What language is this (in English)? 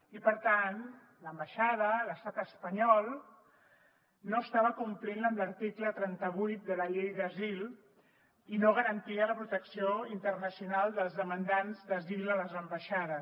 Catalan